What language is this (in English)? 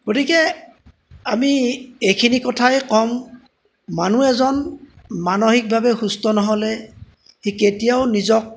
Assamese